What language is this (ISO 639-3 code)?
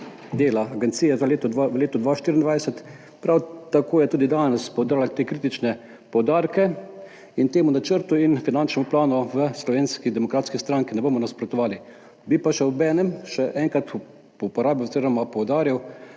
slv